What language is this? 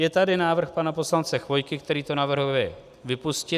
Czech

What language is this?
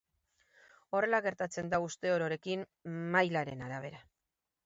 Basque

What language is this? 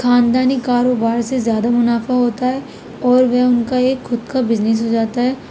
Urdu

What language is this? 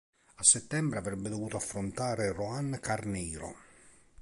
Italian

